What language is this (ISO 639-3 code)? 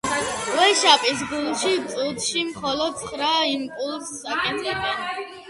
kat